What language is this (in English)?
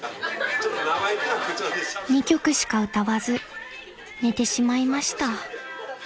Japanese